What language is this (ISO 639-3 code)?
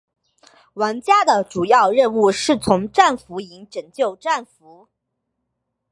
zho